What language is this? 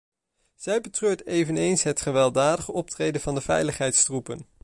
Dutch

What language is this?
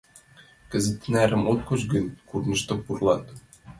Mari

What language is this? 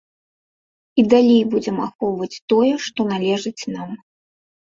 Belarusian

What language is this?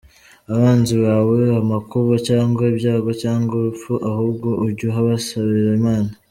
Kinyarwanda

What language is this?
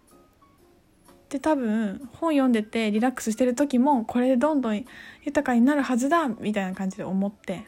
Japanese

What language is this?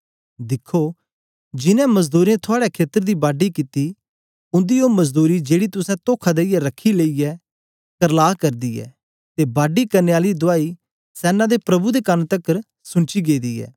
Dogri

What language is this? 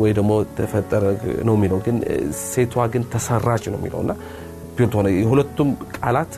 Amharic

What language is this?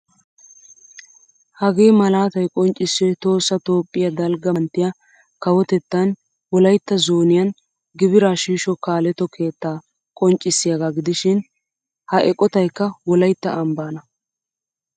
Wolaytta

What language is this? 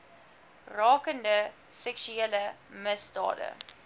Afrikaans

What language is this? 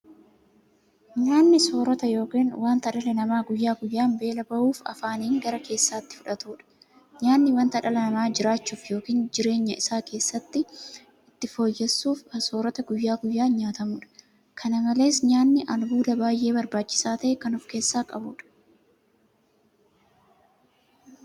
Oromo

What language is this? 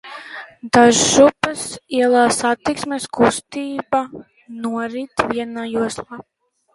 Latvian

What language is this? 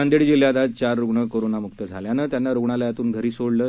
Marathi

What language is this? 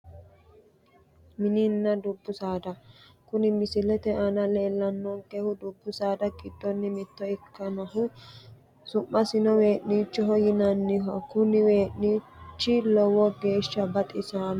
Sidamo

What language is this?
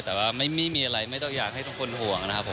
Thai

